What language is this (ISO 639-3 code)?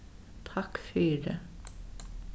fao